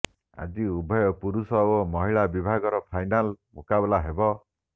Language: Odia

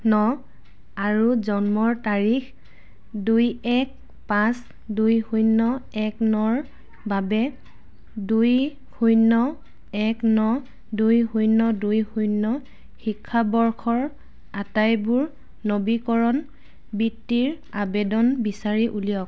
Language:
Assamese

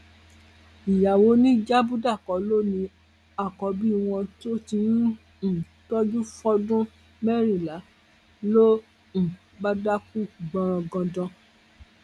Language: Yoruba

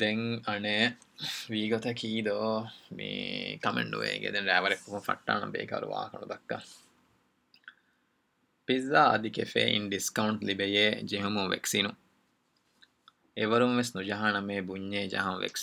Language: Urdu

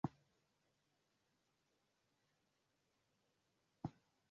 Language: Swahili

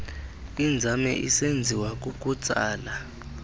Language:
Xhosa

